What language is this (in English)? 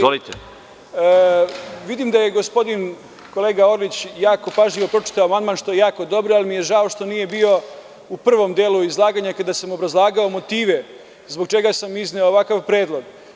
Serbian